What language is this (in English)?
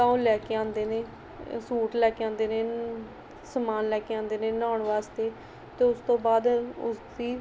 Punjabi